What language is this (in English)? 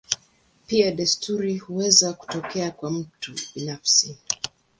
Swahili